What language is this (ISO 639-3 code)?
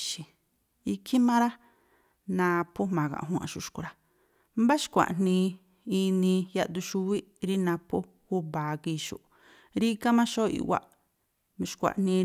tpl